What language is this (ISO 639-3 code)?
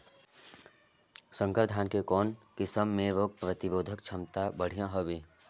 hne